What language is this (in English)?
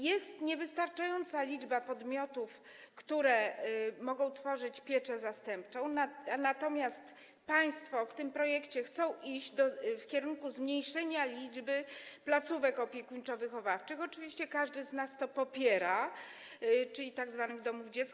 Polish